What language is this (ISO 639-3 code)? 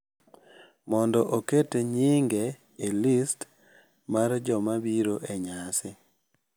luo